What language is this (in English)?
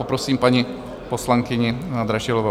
Czech